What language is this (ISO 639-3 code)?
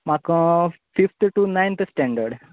kok